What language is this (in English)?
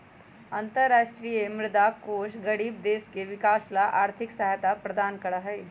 Magahi